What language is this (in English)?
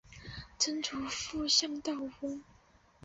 Chinese